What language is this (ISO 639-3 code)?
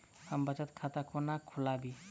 mai